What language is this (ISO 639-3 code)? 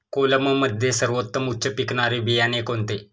mar